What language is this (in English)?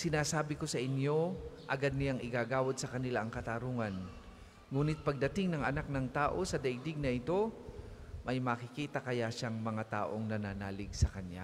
Filipino